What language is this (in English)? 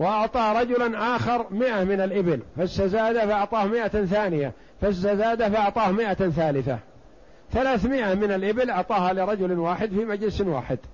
Arabic